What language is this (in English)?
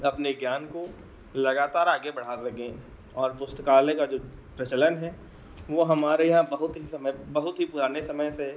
Hindi